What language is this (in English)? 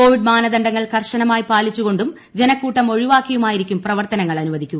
Malayalam